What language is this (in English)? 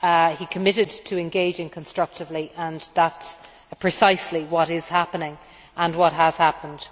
English